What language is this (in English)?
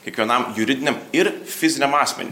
Lithuanian